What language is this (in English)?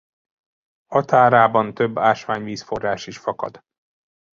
Hungarian